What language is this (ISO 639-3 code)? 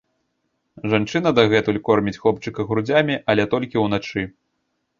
bel